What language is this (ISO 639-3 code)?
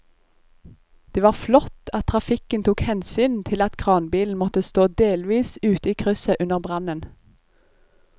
nor